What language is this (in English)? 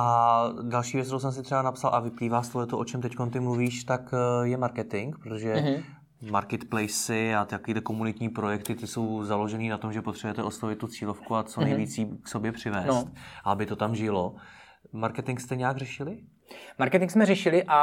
Czech